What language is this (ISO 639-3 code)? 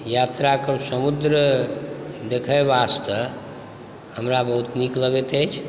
mai